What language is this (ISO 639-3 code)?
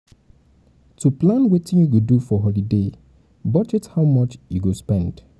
pcm